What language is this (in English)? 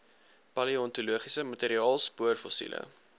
Afrikaans